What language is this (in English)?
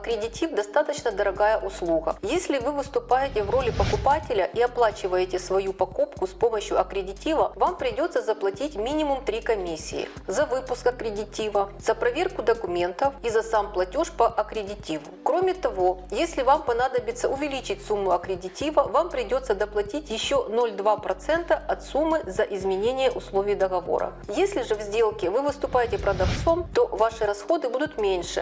Russian